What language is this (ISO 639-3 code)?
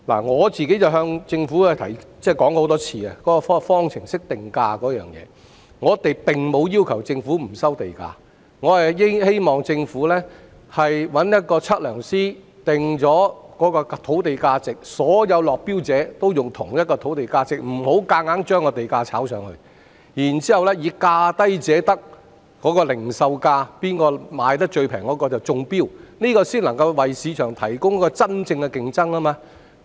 yue